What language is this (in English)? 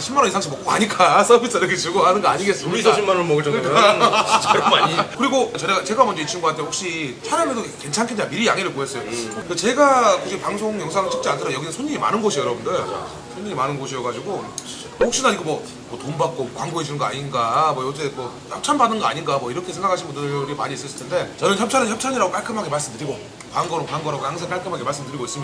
Korean